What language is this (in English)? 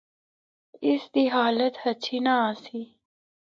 Northern Hindko